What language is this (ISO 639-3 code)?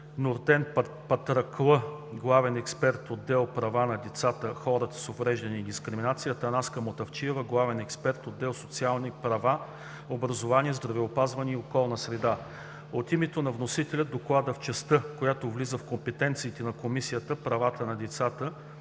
bul